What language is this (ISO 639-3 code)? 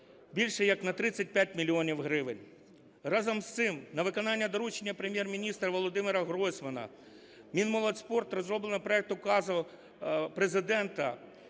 ukr